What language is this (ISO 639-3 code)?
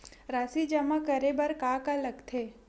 hne